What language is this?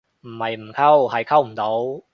Cantonese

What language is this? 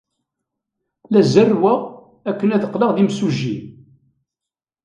Kabyle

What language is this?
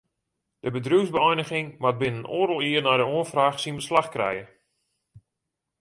Western Frisian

